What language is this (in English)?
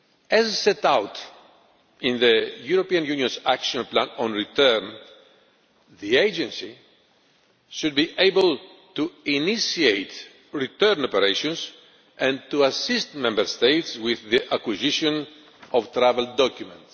English